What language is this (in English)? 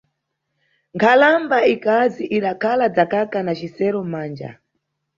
Nyungwe